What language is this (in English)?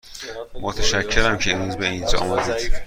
Persian